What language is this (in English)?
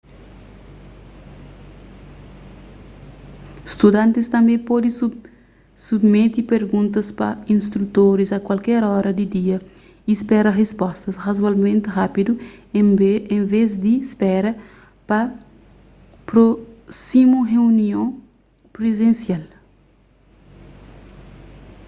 Kabuverdianu